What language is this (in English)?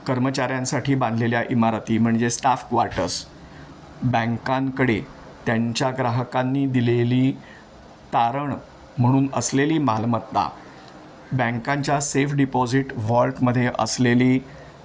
Marathi